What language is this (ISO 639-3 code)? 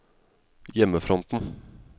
nor